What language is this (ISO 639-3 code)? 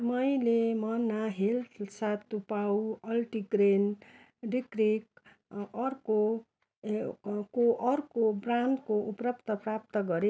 nep